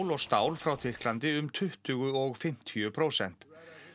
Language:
Icelandic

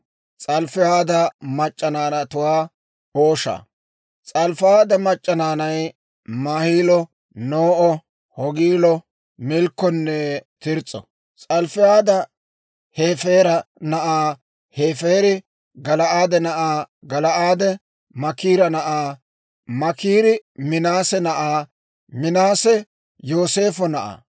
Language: Dawro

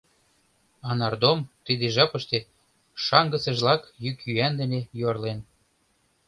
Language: Mari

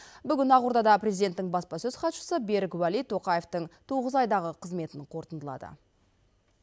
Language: Kazakh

